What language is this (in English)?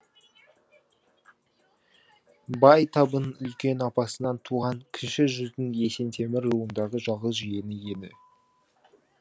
Kazakh